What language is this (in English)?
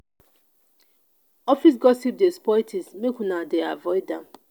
Nigerian Pidgin